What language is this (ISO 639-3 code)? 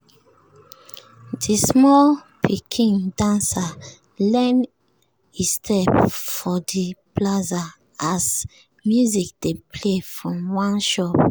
pcm